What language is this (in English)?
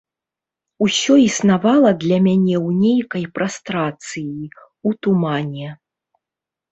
Belarusian